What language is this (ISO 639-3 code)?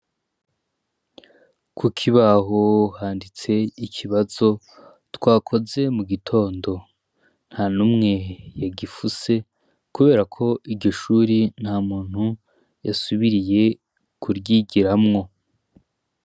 run